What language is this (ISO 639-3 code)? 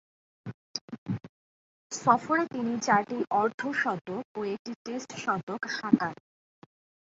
ben